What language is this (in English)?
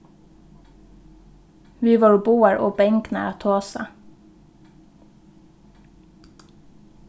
Faroese